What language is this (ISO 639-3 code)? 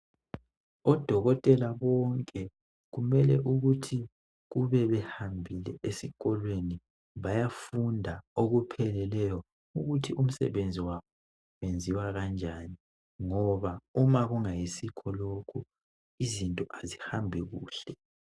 nde